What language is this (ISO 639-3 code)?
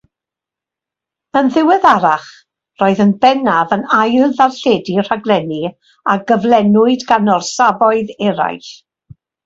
cym